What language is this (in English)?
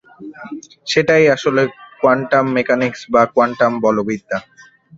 Bangla